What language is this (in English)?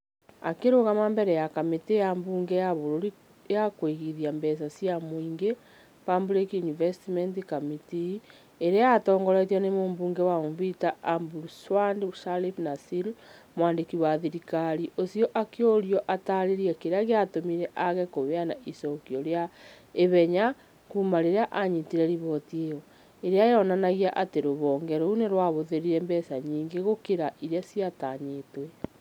Kikuyu